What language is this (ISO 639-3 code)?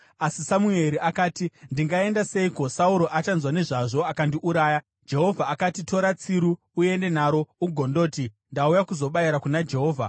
sna